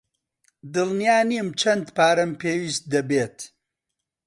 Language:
Central Kurdish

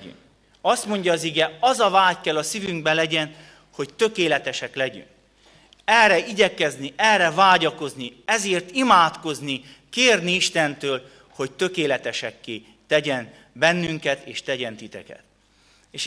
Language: Hungarian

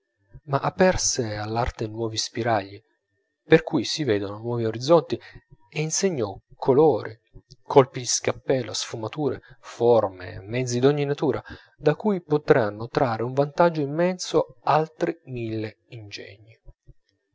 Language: Italian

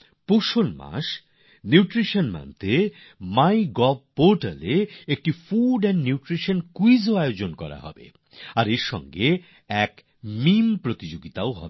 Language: Bangla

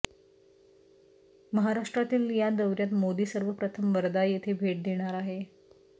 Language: Marathi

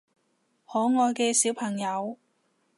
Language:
Cantonese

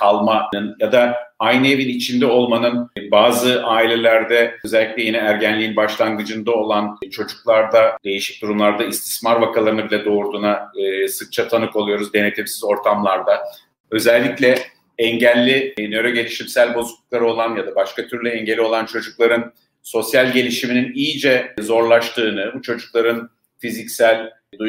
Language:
Turkish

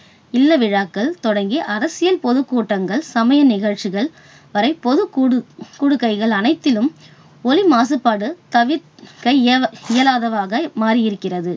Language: Tamil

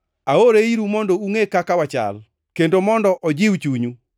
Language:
Luo (Kenya and Tanzania)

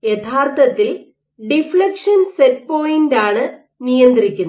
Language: Malayalam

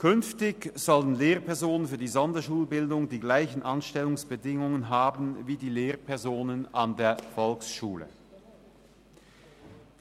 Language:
Swiss German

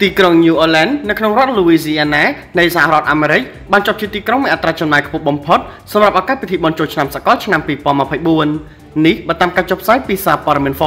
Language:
Thai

